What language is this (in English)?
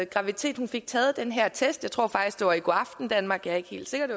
Danish